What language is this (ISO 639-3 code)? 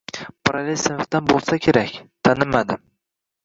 uzb